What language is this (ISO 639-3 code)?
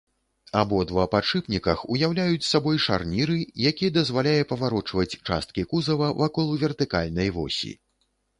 bel